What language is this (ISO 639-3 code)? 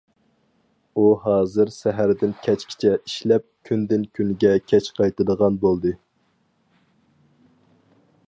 uig